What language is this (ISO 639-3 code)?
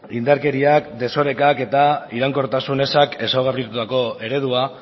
eus